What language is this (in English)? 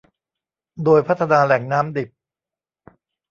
Thai